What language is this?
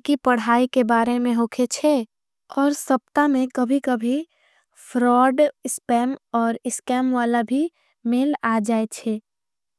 Angika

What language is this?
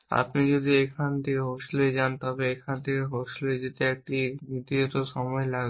Bangla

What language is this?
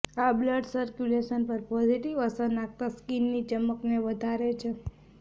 Gujarati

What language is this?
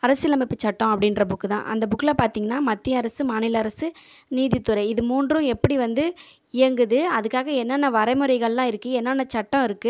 Tamil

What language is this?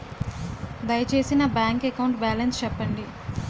Telugu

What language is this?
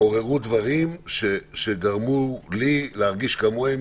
Hebrew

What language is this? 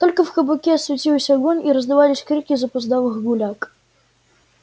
Russian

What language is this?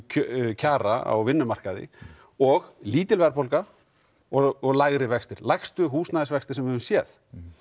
Icelandic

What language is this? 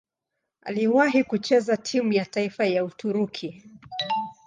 Swahili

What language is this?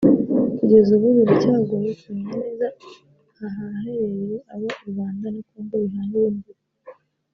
Kinyarwanda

